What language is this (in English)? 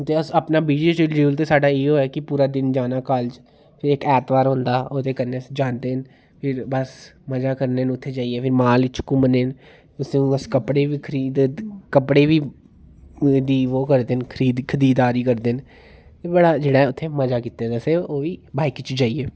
Dogri